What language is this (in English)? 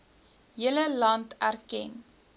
Afrikaans